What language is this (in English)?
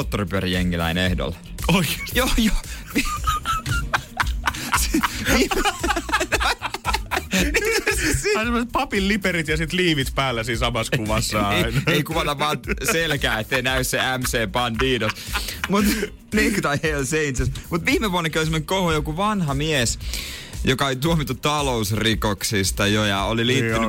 Finnish